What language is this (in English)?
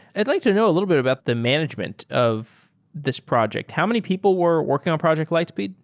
English